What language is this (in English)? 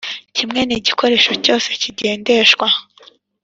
Kinyarwanda